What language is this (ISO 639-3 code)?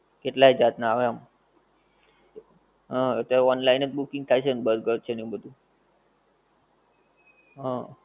guj